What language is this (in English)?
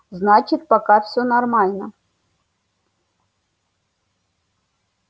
Russian